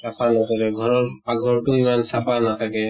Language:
Assamese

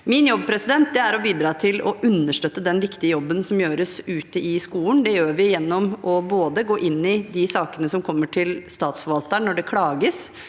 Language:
Norwegian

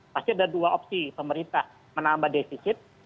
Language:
Indonesian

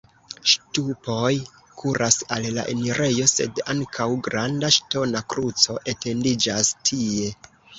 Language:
Esperanto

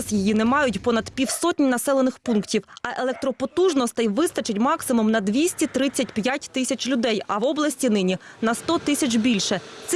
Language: Ukrainian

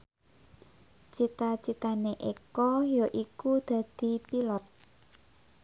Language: Javanese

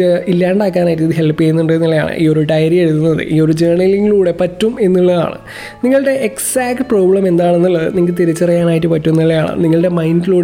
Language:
Malayalam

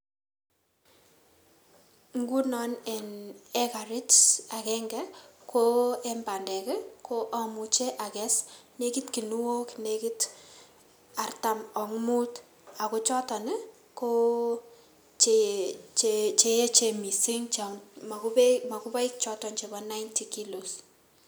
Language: Kalenjin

